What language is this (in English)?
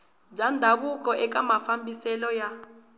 Tsonga